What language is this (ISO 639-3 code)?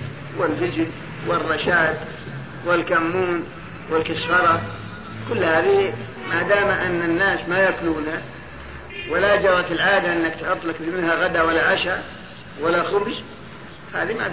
ara